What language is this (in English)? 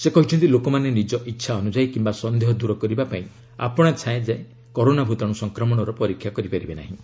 Odia